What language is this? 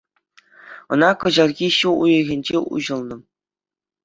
Chuvash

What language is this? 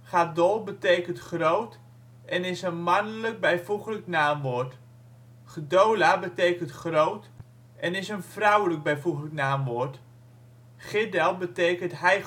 Dutch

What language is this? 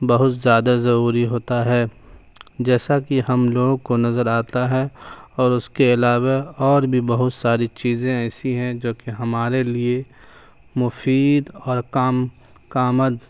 Urdu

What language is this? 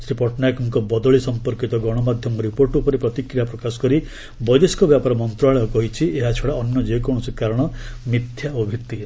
Odia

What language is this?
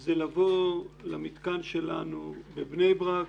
Hebrew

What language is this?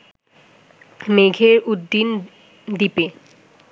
Bangla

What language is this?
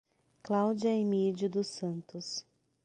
Portuguese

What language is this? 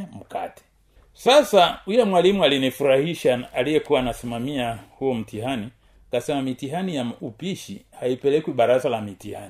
Swahili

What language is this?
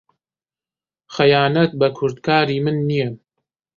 Central Kurdish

